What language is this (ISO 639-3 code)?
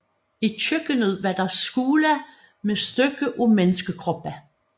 dan